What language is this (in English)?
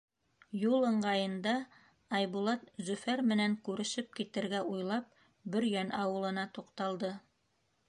Bashkir